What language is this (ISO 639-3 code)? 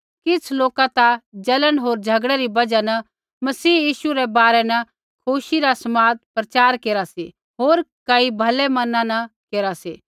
kfx